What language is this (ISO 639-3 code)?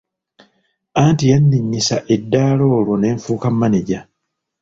lug